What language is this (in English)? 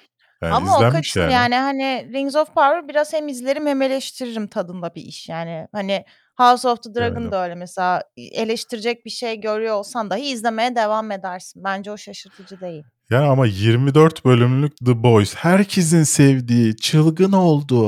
Turkish